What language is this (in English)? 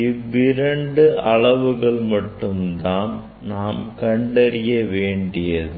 Tamil